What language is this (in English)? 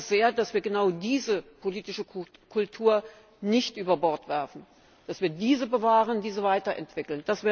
German